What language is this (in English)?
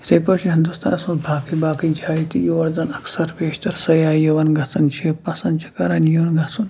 Kashmiri